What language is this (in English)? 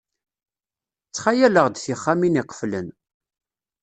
Kabyle